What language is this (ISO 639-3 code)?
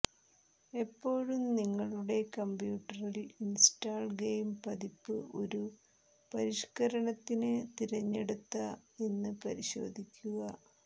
mal